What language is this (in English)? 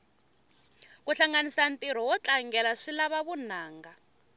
Tsonga